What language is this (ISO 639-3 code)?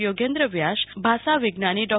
guj